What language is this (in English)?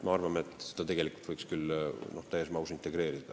Estonian